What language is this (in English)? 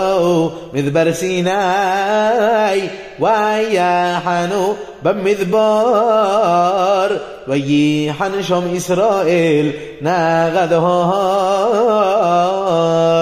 Arabic